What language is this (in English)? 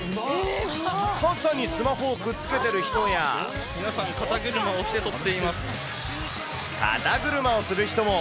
Japanese